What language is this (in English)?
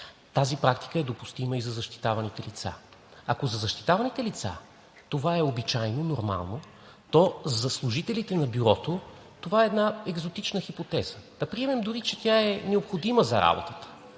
Bulgarian